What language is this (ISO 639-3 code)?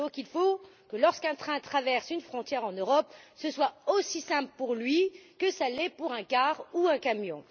fra